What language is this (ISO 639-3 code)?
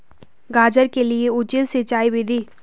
hin